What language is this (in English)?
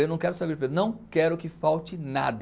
Portuguese